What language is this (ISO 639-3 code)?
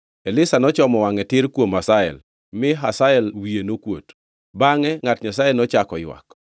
luo